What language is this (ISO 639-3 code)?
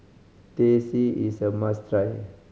eng